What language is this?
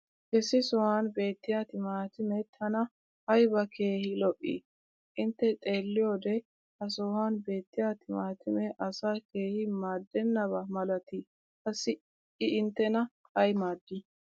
Wolaytta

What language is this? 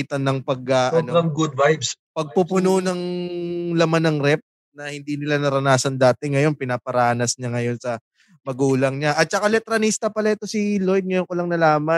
Filipino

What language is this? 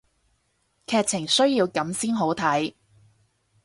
Cantonese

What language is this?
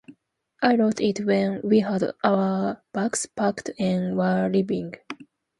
English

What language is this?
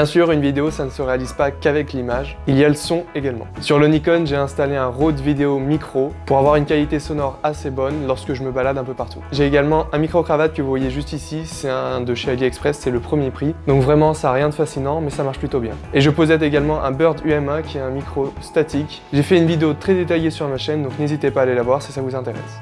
French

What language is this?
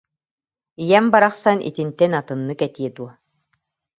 Yakut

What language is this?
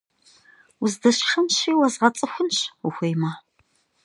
Kabardian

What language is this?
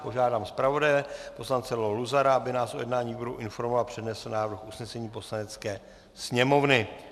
Czech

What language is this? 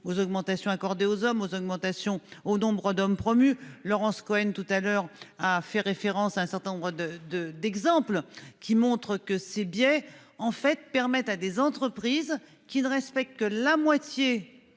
French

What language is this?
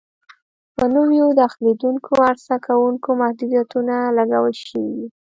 Pashto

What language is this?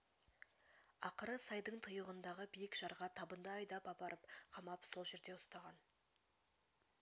Kazakh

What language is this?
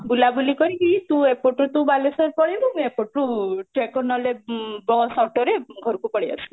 Odia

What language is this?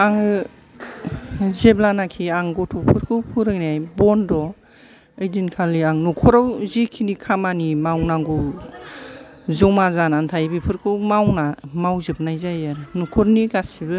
Bodo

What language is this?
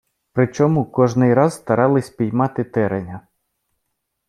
Ukrainian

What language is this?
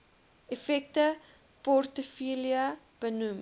Afrikaans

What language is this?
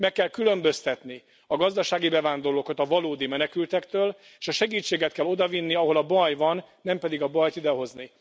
Hungarian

